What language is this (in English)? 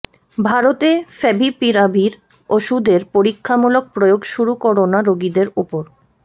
Bangla